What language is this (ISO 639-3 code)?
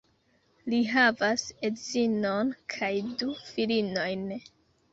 epo